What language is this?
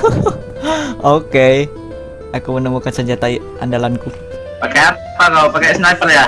Indonesian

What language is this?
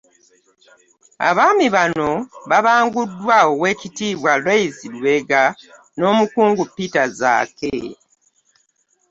Ganda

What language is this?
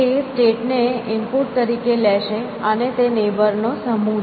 Gujarati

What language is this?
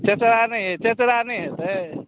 Maithili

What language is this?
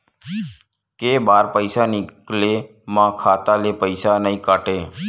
Chhattisgarhi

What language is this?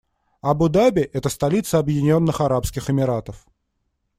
Russian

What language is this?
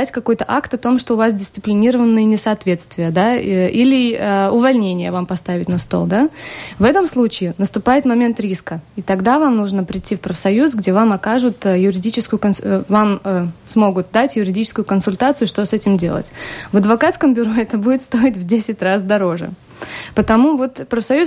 Russian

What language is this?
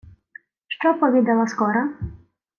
Ukrainian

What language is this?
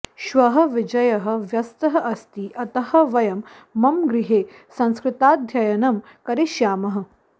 Sanskrit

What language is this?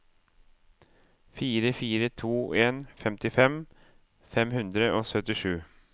Norwegian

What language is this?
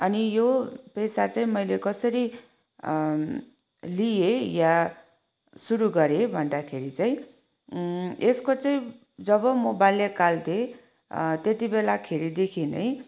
Nepali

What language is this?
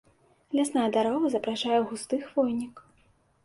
Belarusian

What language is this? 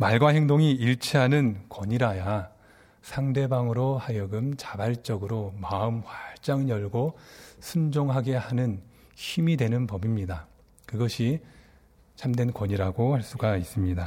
Korean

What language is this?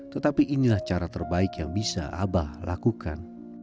Indonesian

